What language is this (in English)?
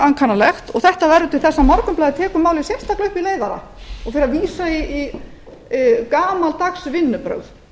Icelandic